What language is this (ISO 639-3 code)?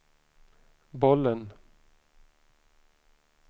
swe